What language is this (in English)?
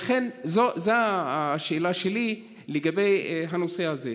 Hebrew